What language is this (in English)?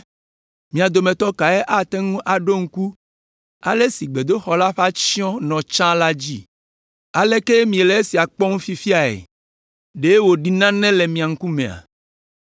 Ewe